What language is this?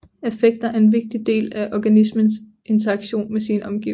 Danish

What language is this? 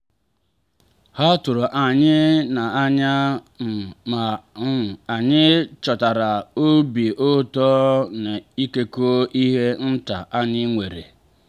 Igbo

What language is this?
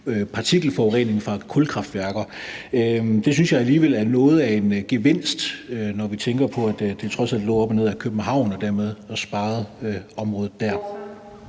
Danish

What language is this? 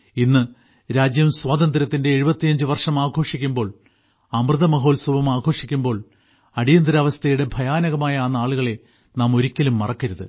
Malayalam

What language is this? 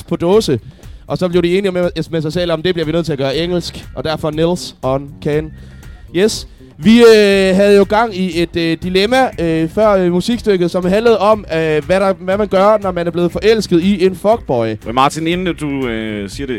Danish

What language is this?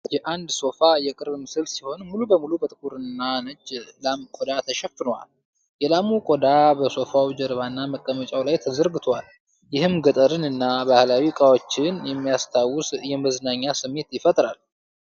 Amharic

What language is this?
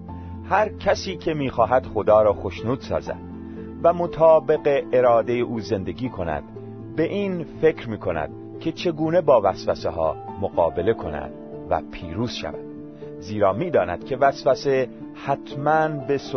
Persian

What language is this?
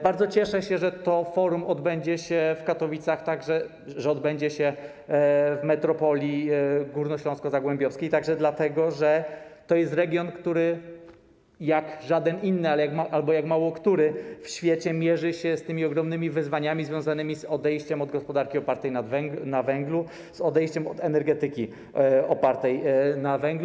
Polish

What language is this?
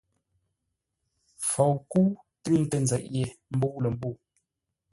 Ngombale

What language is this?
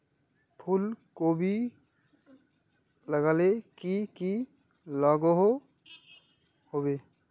Magahi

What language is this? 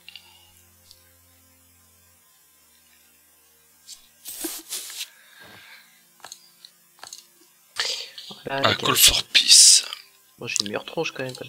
French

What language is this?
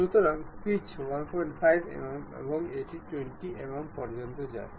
Bangla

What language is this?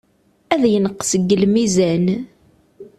Kabyle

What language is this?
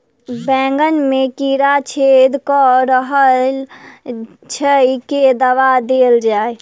Maithili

